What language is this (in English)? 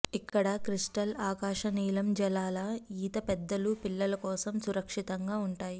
Telugu